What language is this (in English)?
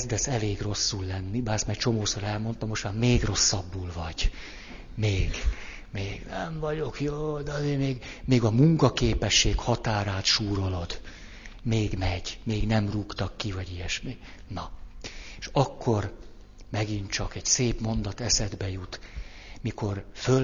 Hungarian